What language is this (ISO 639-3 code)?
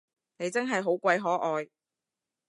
yue